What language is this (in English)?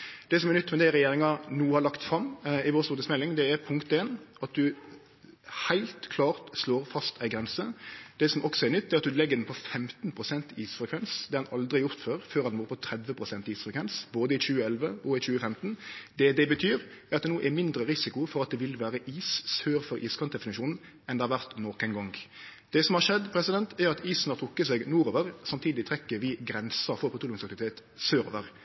Norwegian Nynorsk